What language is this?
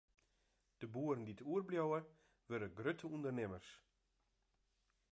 Western Frisian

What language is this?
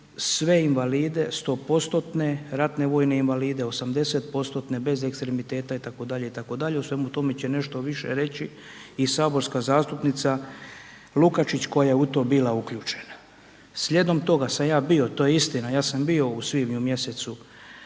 Croatian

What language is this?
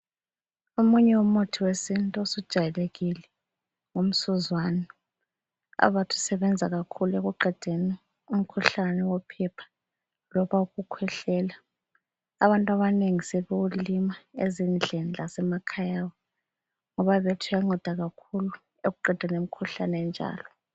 North Ndebele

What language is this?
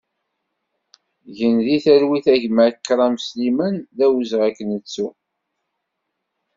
Kabyle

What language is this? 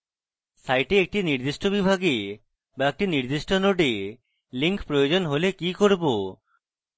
Bangla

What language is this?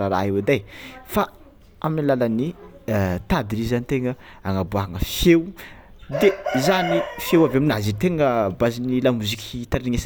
Tsimihety Malagasy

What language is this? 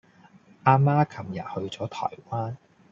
Cantonese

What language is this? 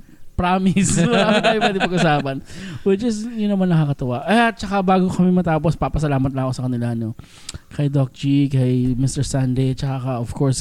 Filipino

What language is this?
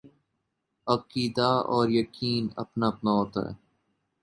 Urdu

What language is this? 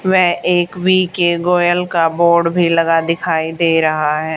Hindi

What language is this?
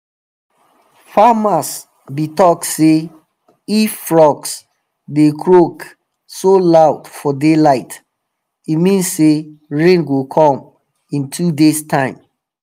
Nigerian Pidgin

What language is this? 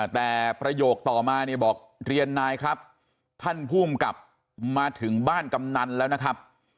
Thai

